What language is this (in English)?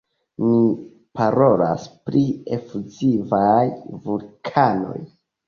Esperanto